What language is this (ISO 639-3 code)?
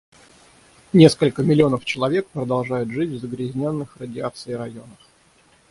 rus